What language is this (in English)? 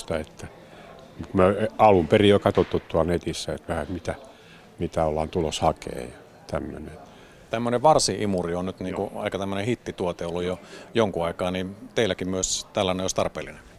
Finnish